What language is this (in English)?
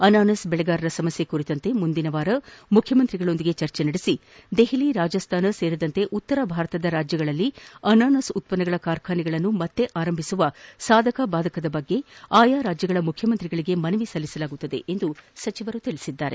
Kannada